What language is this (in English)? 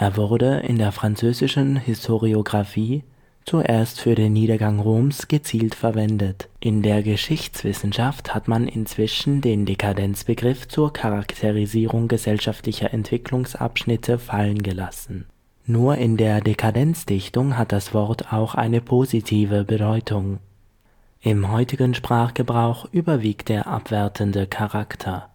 German